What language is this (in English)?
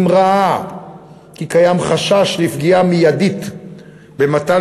Hebrew